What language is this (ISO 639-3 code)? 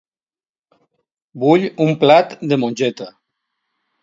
cat